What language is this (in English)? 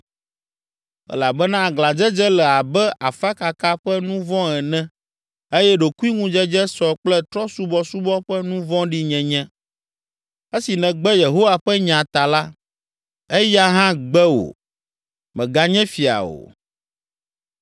Ewe